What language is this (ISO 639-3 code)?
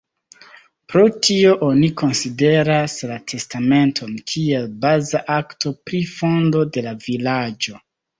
epo